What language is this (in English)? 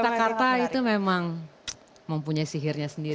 Indonesian